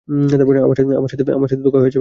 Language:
Bangla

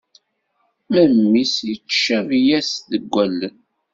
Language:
Kabyle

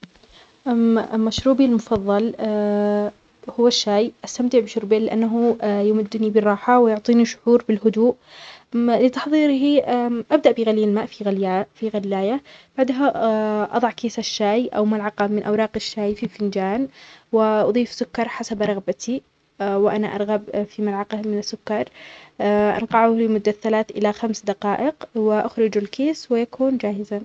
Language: Omani Arabic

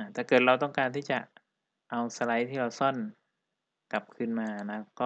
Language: Thai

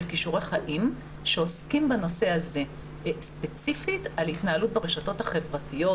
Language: Hebrew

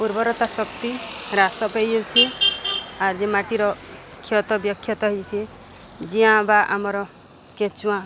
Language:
Odia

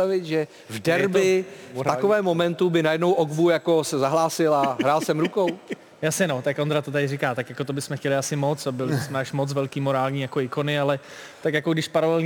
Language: Czech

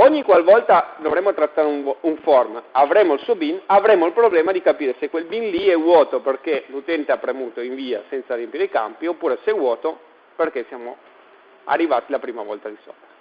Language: Italian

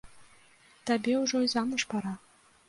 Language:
Belarusian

